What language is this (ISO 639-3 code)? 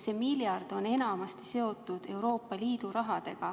est